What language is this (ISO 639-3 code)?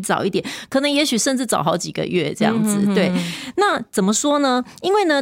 zho